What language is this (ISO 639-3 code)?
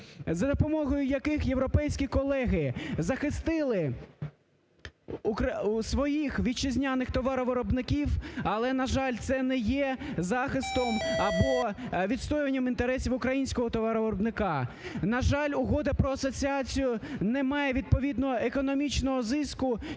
ukr